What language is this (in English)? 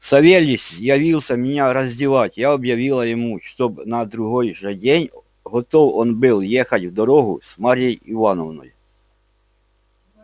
Russian